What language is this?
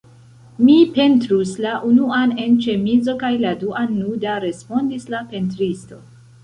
Esperanto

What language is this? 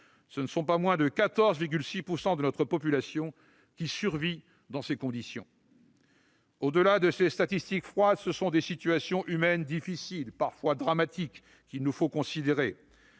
French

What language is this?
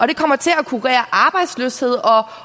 Danish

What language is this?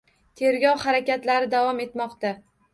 Uzbek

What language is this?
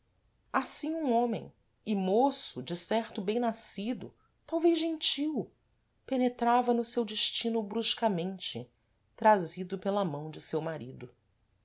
Portuguese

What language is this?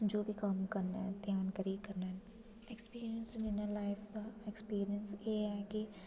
Dogri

